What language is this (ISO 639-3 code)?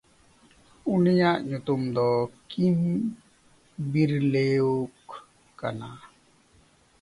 sat